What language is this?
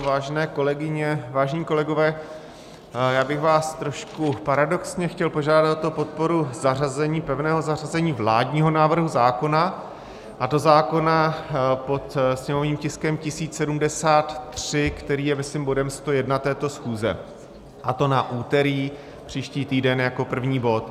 Czech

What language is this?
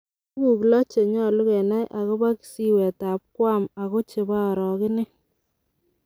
Kalenjin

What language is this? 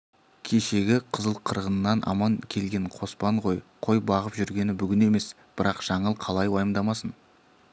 Kazakh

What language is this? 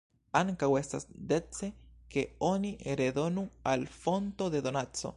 Esperanto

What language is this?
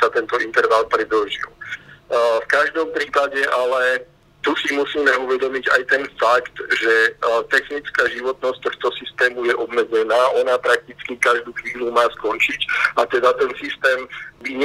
Slovak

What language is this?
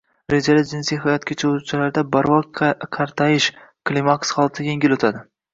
Uzbek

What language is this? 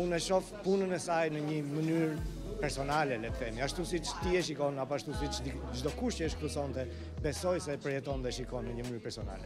Romanian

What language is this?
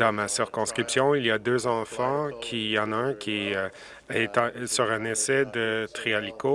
French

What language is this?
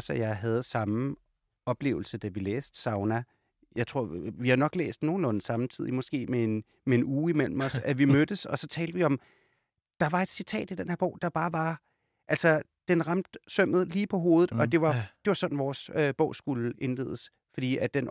Danish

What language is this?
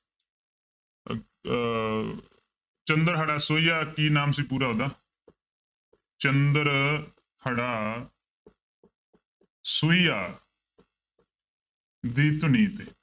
Punjabi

